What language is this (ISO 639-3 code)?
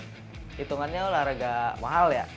ind